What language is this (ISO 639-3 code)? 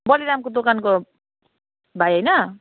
nep